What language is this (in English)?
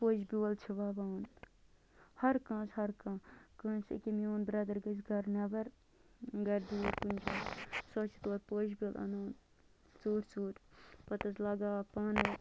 Kashmiri